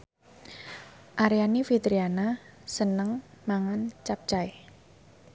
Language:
Javanese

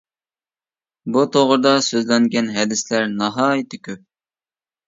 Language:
Uyghur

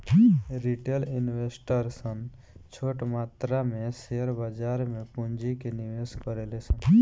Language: Bhojpuri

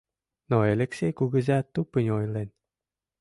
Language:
Mari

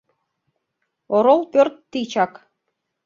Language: Mari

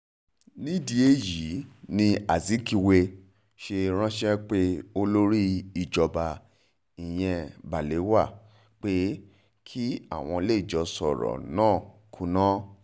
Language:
Yoruba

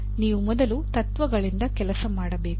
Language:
Kannada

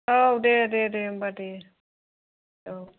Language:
Bodo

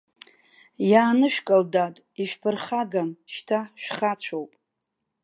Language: Abkhazian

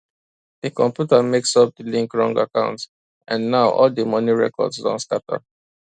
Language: Nigerian Pidgin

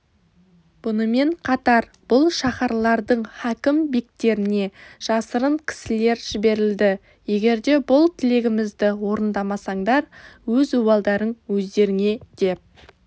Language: Kazakh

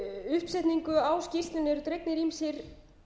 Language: Icelandic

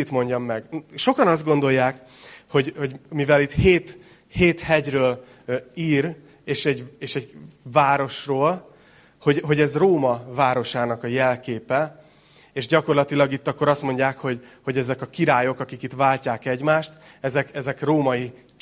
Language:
Hungarian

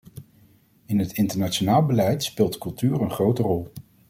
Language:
Dutch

